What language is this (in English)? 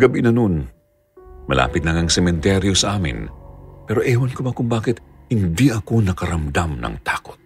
Filipino